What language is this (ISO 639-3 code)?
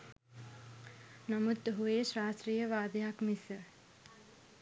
sin